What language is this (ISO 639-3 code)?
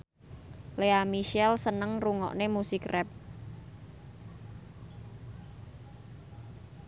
jav